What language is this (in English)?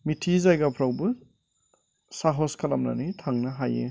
Bodo